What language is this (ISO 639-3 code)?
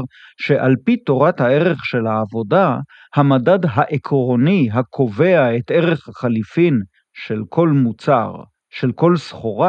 heb